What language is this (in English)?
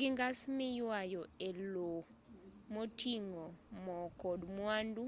Luo (Kenya and Tanzania)